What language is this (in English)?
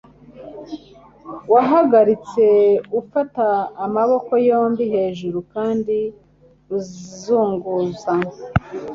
Kinyarwanda